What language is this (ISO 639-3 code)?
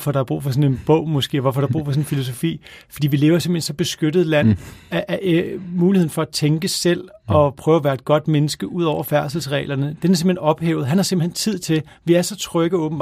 dan